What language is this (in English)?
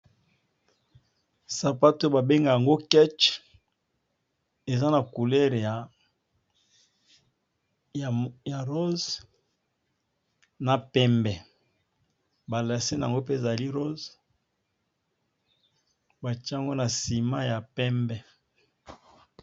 Lingala